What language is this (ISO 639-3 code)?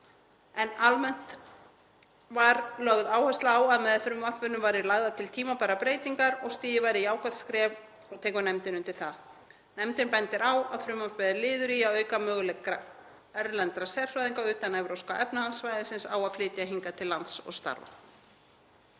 isl